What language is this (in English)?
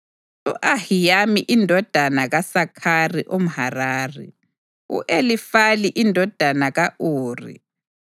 North Ndebele